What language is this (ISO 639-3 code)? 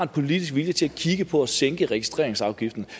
dan